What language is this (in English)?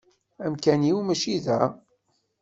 Kabyle